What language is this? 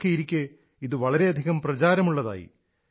Malayalam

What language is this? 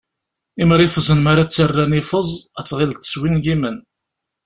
Kabyle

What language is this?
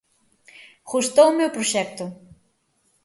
Galician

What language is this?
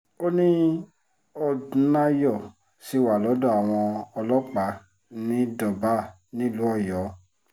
Yoruba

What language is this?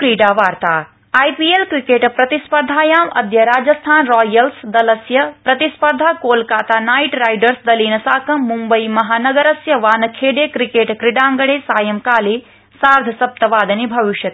Sanskrit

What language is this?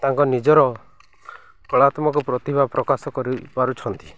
Odia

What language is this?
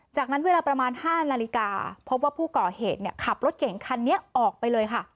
Thai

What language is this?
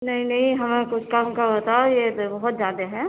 Urdu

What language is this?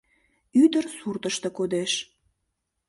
Mari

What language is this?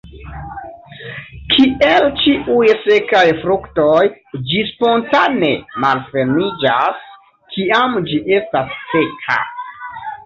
Esperanto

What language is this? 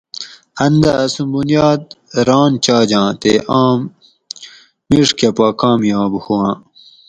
Gawri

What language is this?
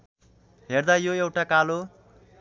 Nepali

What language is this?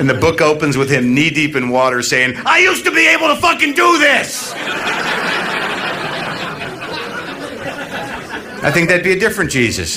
Slovak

